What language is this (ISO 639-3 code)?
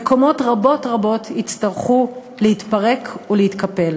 heb